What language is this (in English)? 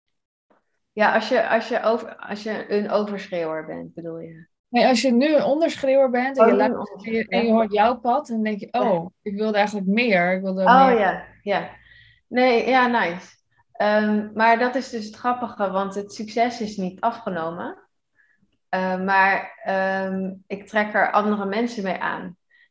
Dutch